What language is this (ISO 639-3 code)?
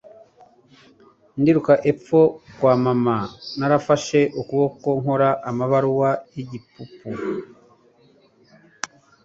kin